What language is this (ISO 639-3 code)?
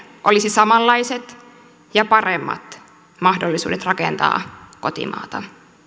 fin